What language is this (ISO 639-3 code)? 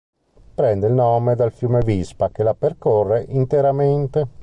ita